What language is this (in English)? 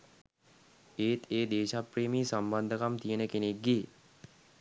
Sinhala